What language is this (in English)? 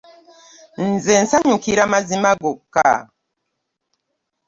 Ganda